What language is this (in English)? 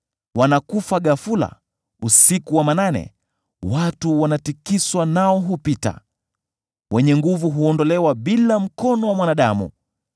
Swahili